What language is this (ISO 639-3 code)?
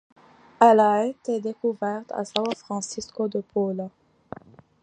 fra